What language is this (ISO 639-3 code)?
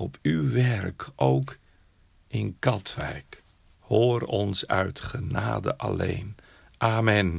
nld